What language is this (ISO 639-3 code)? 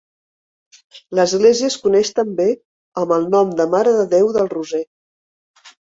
cat